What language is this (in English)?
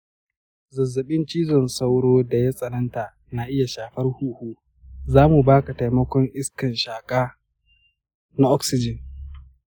Hausa